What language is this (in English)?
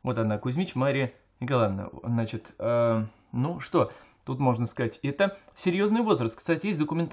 Russian